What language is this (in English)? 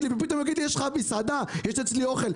Hebrew